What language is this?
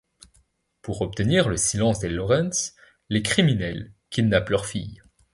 French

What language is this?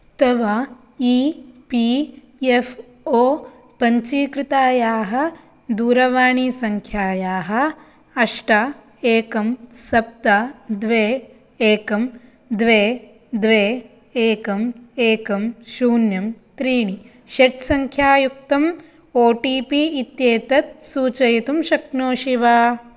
Sanskrit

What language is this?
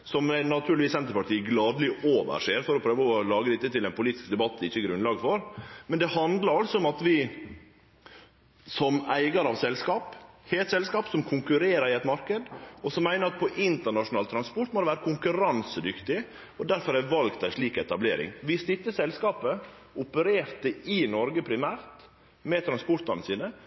Norwegian Nynorsk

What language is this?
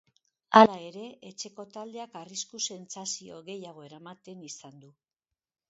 Basque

